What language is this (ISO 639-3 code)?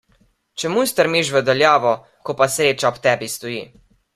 slv